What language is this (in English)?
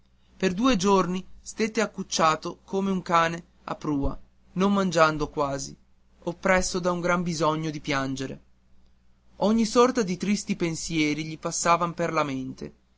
Italian